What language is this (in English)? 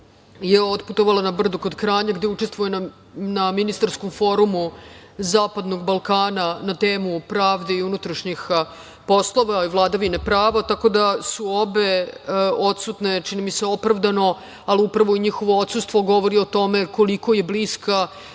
Serbian